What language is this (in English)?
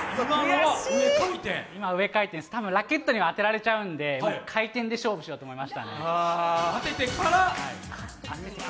Japanese